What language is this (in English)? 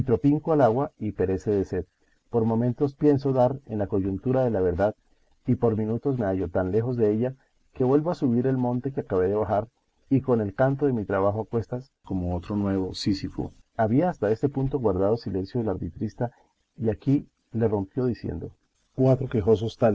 Spanish